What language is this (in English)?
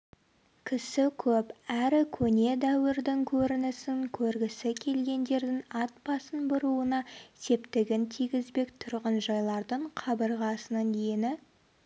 Kazakh